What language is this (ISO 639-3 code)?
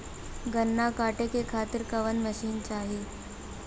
bho